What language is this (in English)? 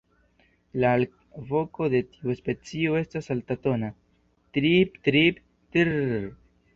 Esperanto